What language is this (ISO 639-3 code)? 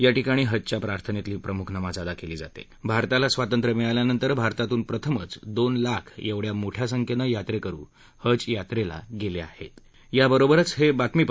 mar